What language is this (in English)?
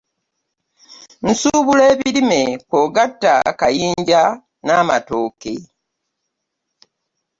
Ganda